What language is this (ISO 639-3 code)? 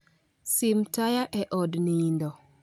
luo